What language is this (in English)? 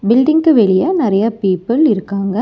Tamil